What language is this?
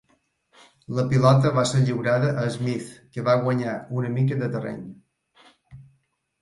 Catalan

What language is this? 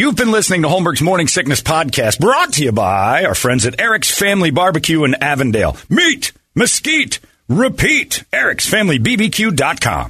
English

